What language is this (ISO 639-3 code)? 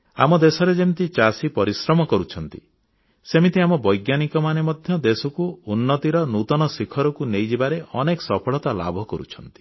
ori